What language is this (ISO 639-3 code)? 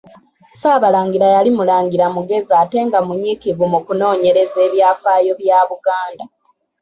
lug